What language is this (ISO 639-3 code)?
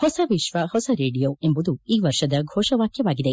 kan